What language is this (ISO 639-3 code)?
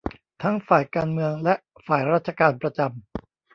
tha